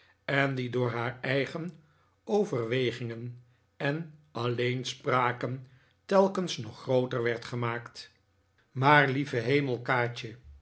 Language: Dutch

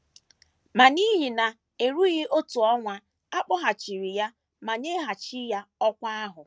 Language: Igbo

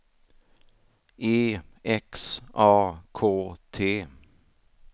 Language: Swedish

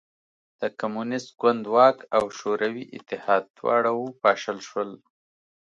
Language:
Pashto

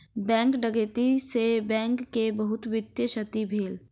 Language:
Maithili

